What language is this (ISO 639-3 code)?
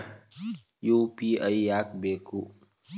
kan